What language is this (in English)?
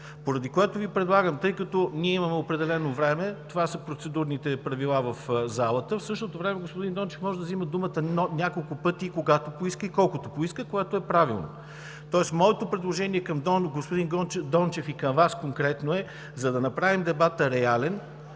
Bulgarian